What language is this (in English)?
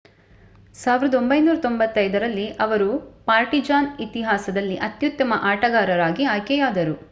Kannada